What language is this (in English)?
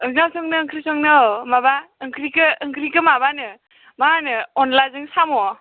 Bodo